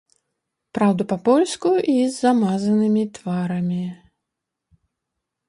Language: Belarusian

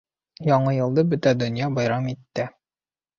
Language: Bashkir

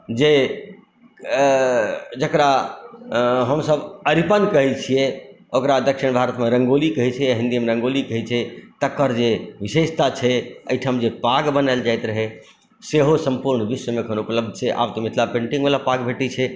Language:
Maithili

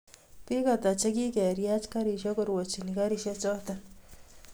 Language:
Kalenjin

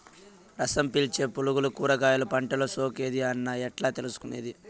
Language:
Telugu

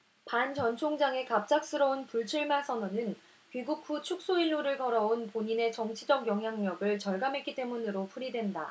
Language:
Korean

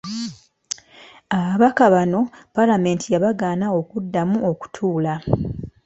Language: Ganda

